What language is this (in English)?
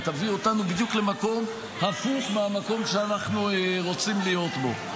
Hebrew